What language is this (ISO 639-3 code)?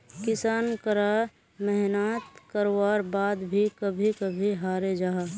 mag